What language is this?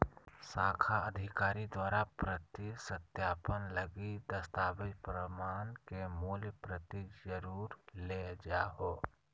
Magahi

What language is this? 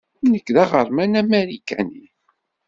Kabyle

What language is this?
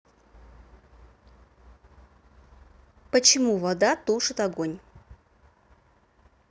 Russian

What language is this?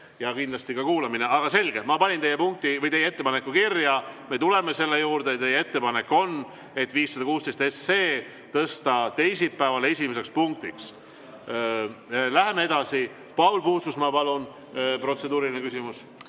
Estonian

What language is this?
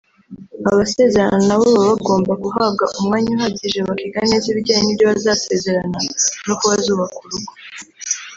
Kinyarwanda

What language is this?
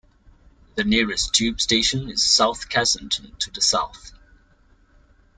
English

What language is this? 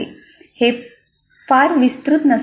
Marathi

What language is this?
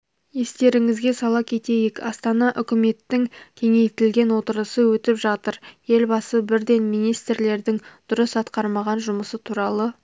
Kazakh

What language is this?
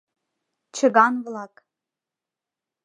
Mari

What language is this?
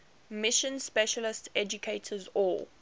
English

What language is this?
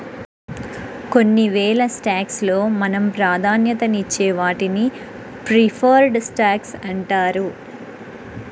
Telugu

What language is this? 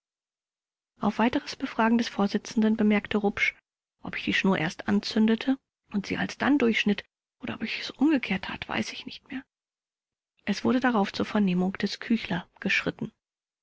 German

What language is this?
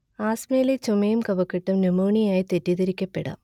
Malayalam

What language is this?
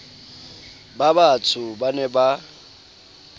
Southern Sotho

